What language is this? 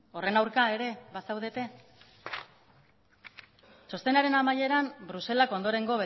Basque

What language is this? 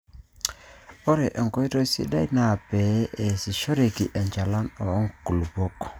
Masai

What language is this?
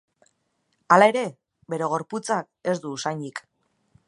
Basque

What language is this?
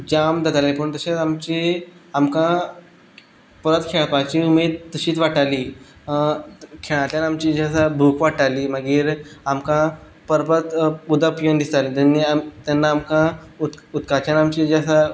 Konkani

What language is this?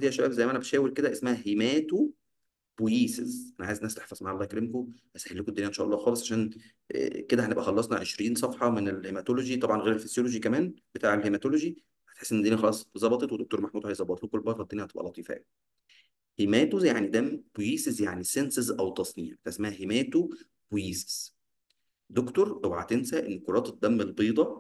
Arabic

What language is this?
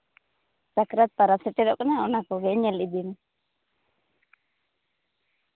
Santali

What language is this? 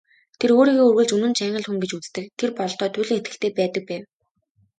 Mongolian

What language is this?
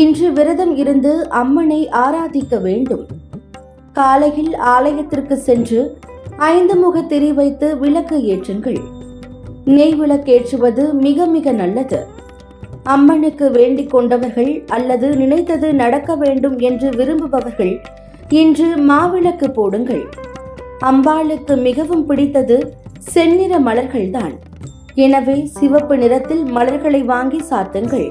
Tamil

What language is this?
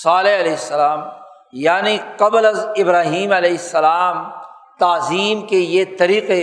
Urdu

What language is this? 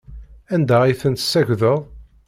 Kabyle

